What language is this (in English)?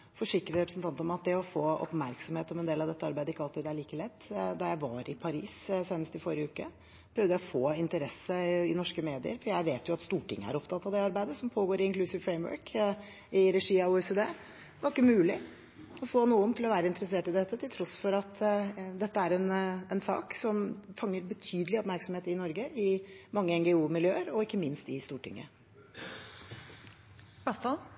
Norwegian Bokmål